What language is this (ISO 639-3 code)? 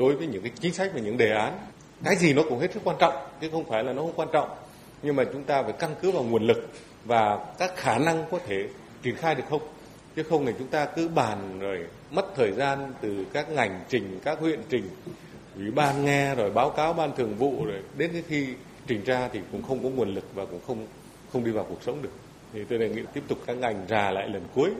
vie